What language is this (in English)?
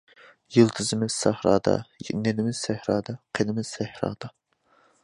Uyghur